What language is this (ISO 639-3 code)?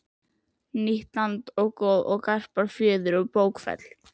isl